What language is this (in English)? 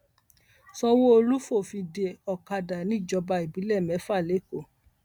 Yoruba